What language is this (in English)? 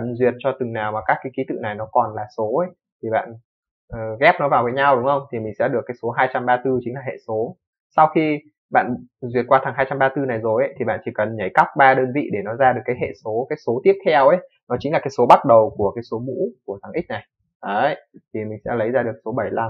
Vietnamese